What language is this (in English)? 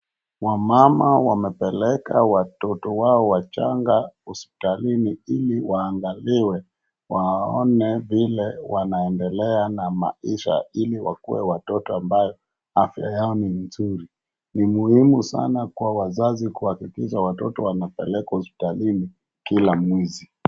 Swahili